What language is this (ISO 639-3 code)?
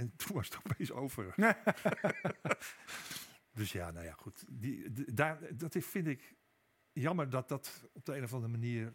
nld